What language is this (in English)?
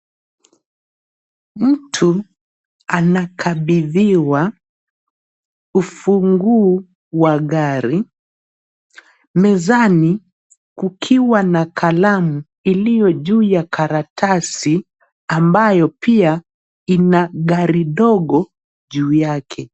Swahili